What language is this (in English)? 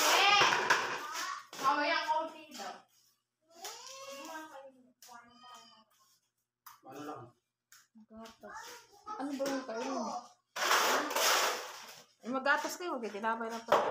Filipino